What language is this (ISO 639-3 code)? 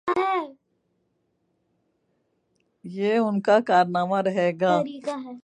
urd